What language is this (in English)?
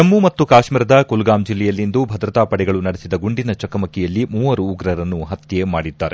Kannada